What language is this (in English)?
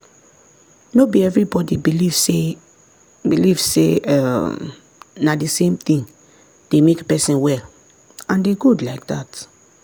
Nigerian Pidgin